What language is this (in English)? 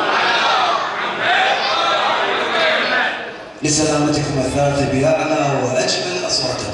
Arabic